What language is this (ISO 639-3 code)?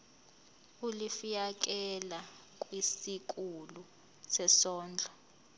zul